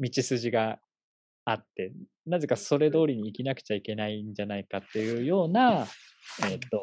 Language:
Japanese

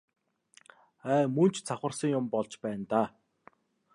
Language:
Mongolian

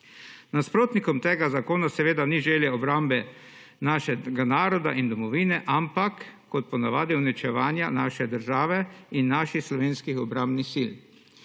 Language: Slovenian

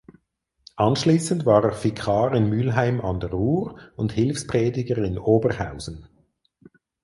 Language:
German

